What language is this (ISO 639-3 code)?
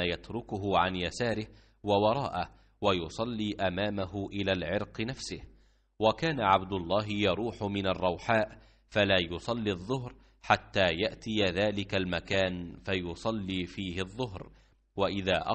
ara